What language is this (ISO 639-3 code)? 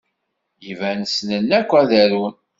kab